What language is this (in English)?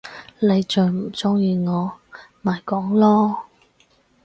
Cantonese